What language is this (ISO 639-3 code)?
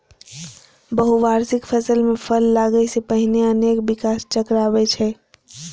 mai